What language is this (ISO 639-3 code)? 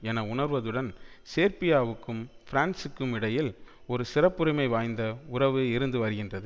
tam